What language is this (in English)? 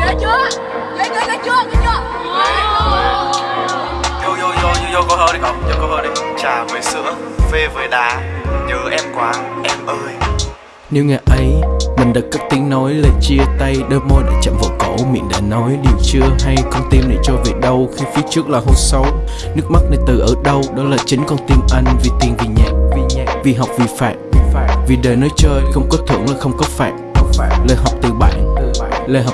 Vietnamese